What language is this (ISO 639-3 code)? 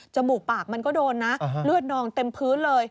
tha